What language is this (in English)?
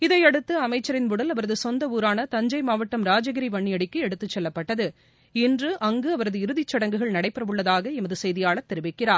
Tamil